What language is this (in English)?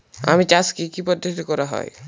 Bangla